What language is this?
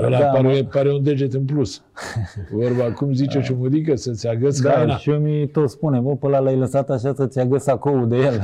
Romanian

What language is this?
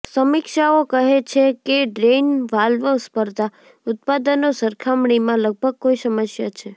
Gujarati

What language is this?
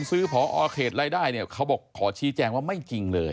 Thai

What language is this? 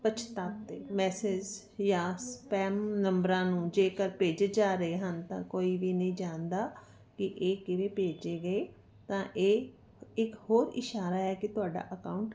Punjabi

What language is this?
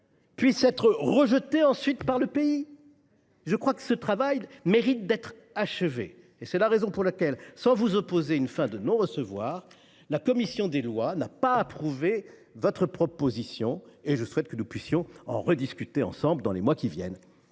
French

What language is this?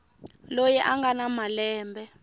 Tsonga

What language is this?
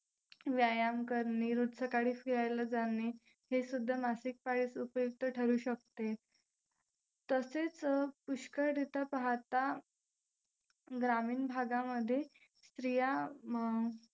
Marathi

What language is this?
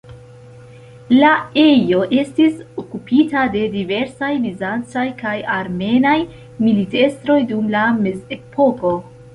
Esperanto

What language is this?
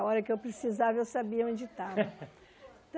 Portuguese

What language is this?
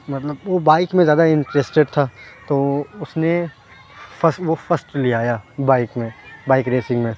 Urdu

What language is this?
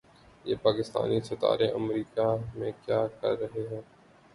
Urdu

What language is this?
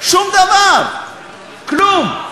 Hebrew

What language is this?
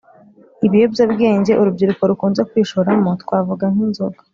Kinyarwanda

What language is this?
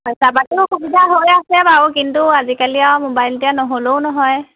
Assamese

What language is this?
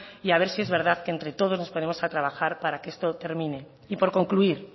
Spanish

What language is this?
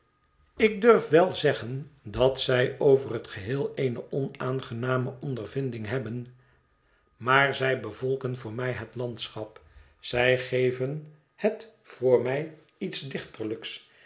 Dutch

